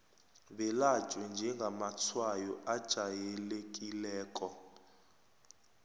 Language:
South Ndebele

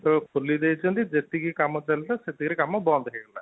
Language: Odia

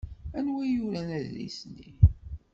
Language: Kabyle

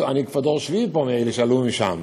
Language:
Hebrew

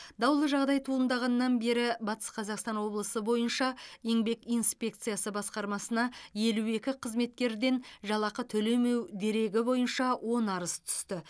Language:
Kazakh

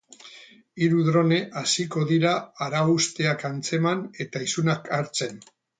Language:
Basque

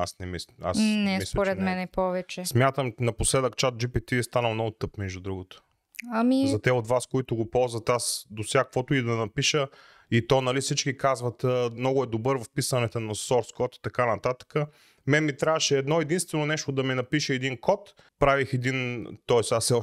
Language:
Bulgarian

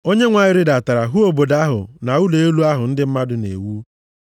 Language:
Igbo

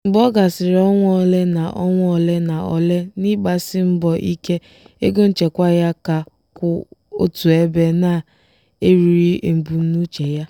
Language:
Igbo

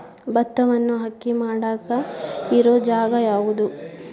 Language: Kannada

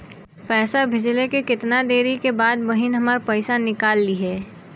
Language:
Bhojpuri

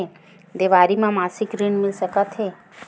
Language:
Chhattisgarhi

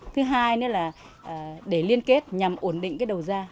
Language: Vietnamese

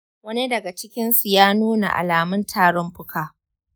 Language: Hausa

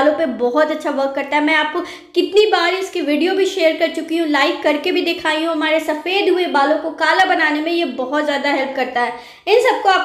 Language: Hindi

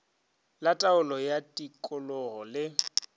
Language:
Northern Sotho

